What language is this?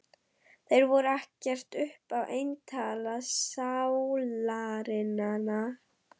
Icelandic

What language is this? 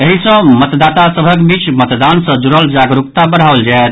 Maithili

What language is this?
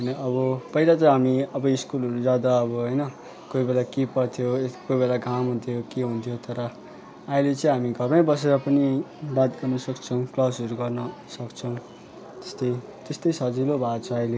Nepali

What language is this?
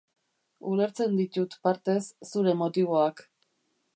Basque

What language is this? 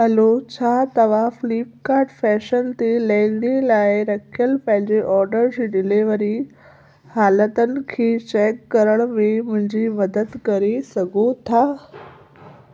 Sindhi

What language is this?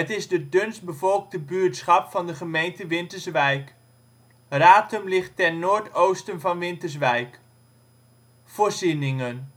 Dutch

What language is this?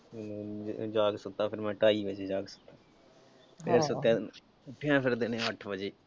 Punjabi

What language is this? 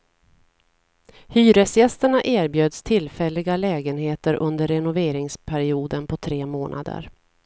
Swedish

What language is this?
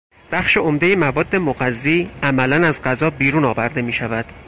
Persian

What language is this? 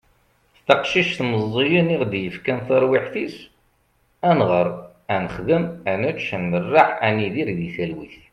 Kabyle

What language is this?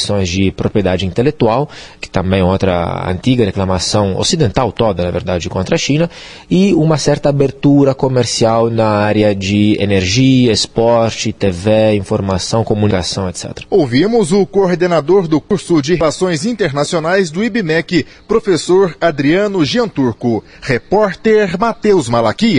Portuguese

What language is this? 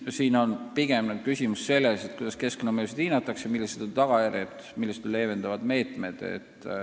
Estonian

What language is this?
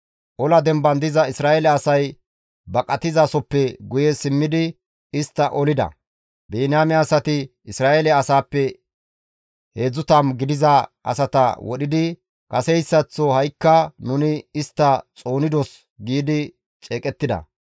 Gamo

